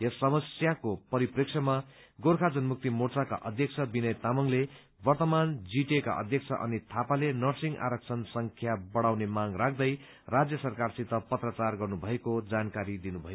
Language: Nepali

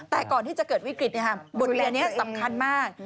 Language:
Thai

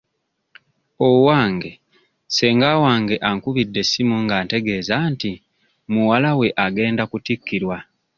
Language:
Ganda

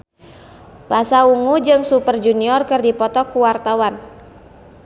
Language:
Sundanese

